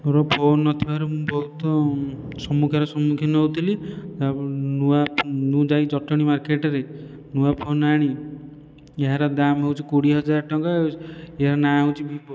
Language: Odia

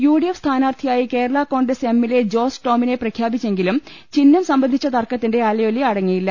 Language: Malayalam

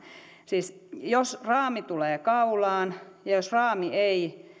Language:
Finnish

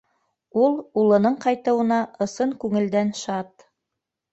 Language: Bashkir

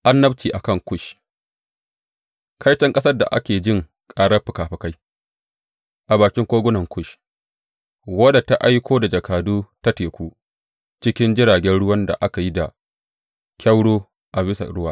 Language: Hausa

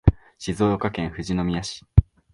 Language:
Japanese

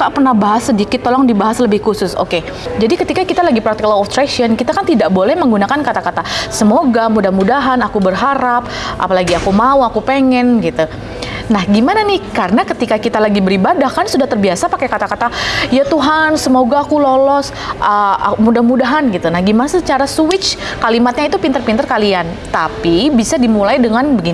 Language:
Indonesian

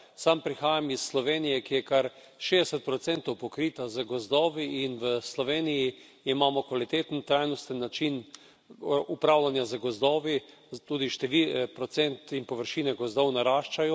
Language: Slovenian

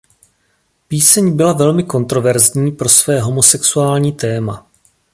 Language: Czech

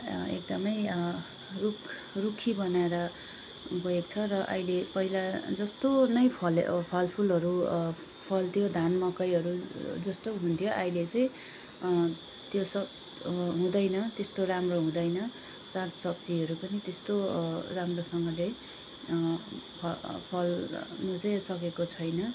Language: Nepali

